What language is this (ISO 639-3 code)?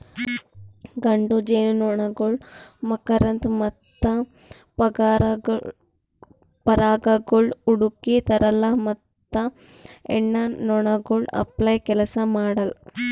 kan